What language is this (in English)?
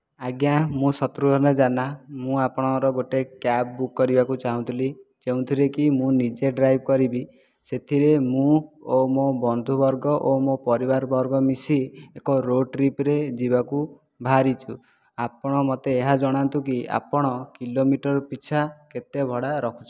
Odia